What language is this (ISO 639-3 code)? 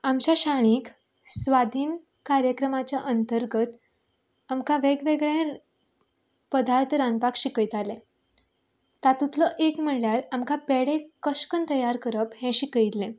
kok